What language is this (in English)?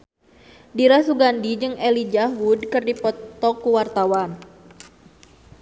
Sundanese